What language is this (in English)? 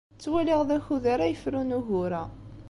Kabyle